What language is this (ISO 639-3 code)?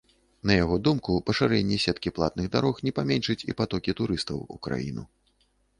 bel